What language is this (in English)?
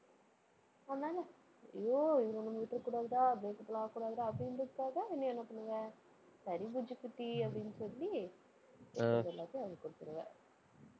Tamil